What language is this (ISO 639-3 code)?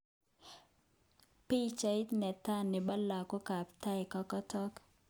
kln